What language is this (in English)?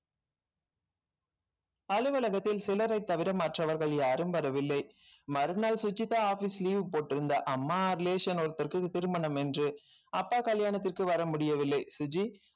Tamil